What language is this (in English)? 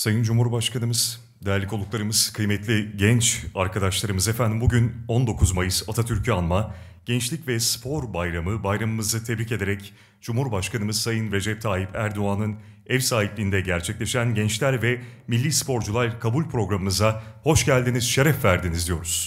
Turkish